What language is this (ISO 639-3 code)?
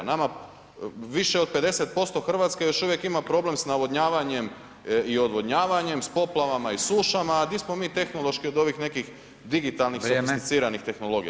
hrv